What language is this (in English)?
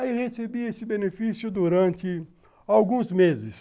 Portuguese